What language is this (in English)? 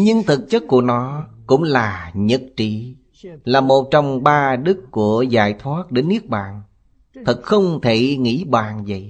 Vietnamese